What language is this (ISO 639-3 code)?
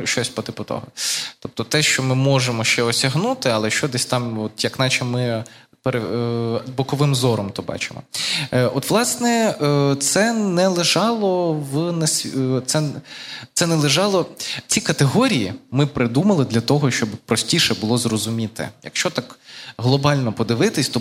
ukr